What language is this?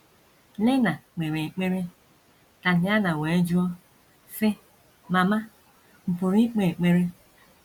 Igbo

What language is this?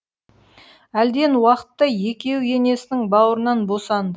Kazakh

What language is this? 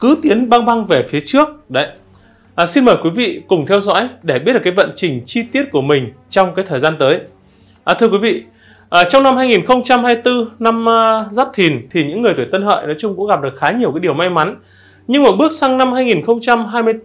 Vietnamese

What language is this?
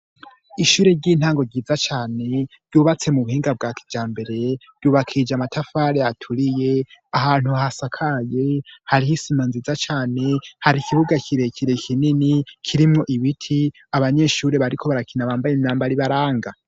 Rundi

